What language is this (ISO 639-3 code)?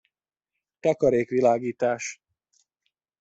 hun